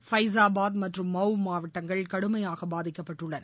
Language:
Tamil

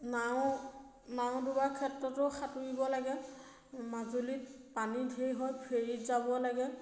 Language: Assamese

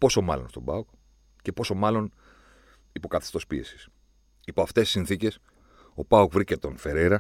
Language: Greek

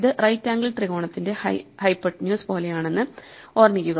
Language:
Malayalam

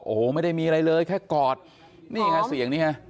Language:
Thai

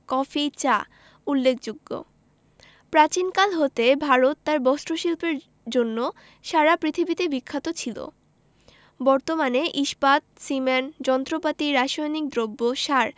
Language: Bangla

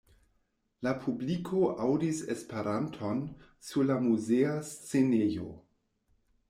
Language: Esperanto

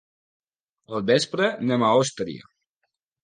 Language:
Catalan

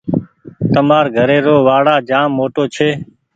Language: Goaria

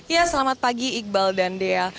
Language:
Indonesian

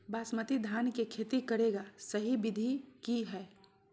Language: Magahi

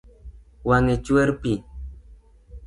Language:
Luo (Kenya and Tanzania)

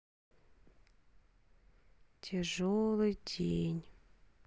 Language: Russian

